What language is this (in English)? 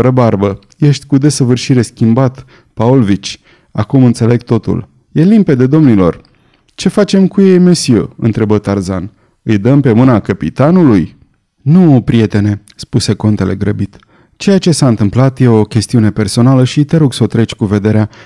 Romanian